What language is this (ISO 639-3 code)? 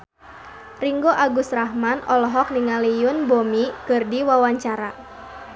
sun